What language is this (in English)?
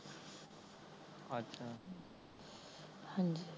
Punjabi